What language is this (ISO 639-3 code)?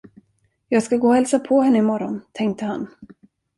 swe